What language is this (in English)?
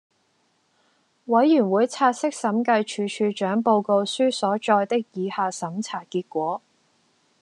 Cantonese